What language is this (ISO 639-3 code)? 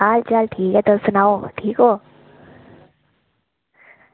doi